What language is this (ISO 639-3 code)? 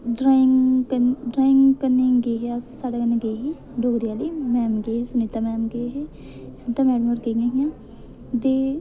doi